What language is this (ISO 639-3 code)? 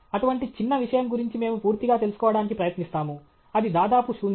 tel